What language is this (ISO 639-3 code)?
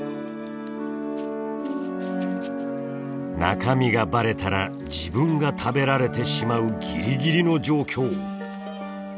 jpn